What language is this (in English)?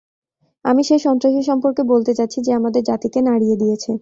Bangla